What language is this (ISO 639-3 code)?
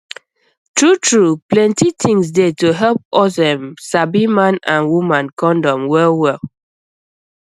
pcm